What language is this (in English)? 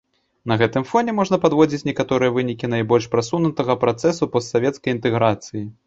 Belarusian